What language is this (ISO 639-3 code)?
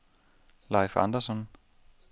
dan